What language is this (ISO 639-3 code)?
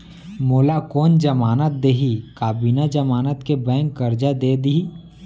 hne